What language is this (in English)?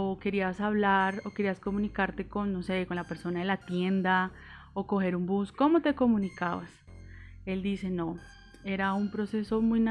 Spanish